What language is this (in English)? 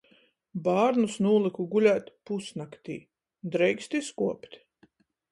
Latgalian